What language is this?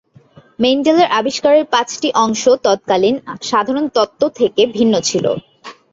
Bangla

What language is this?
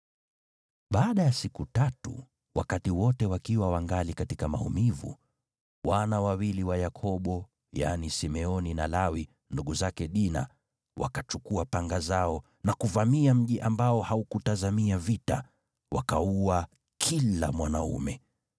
Swahili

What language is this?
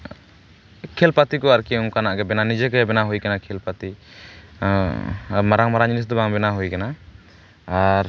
Santali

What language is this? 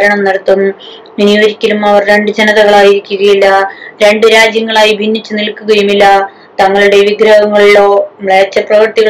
Malayalam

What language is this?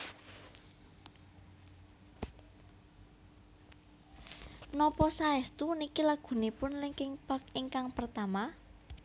Javanese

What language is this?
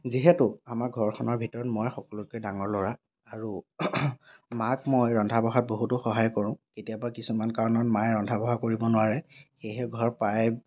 Assamese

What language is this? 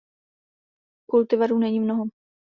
Czech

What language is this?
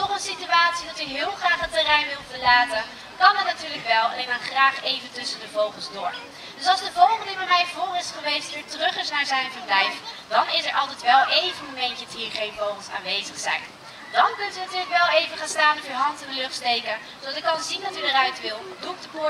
Dutch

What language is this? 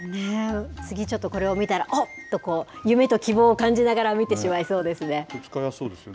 Japanese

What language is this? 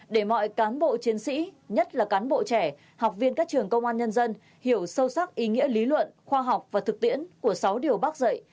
Vietnamese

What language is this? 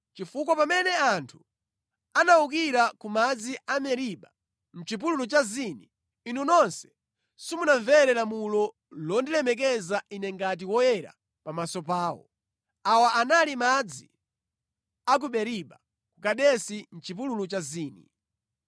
Nyanja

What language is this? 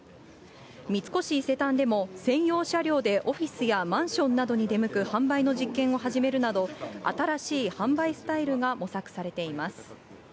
Japanese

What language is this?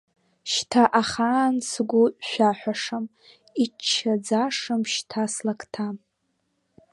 Abkhazian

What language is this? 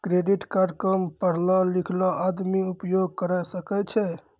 Maithili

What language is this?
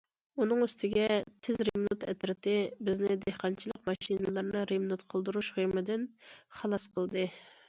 Uyghur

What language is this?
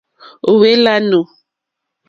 Mokpwe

